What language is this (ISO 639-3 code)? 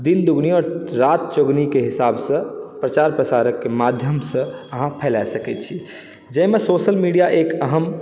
mai